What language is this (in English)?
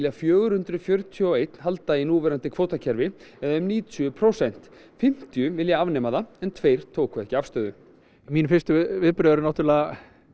Icelandic